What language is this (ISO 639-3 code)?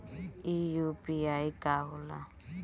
bho